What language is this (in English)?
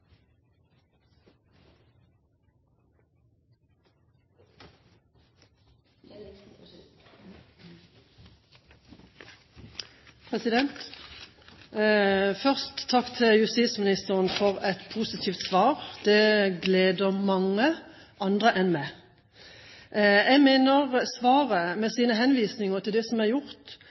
Norwegian Bokmål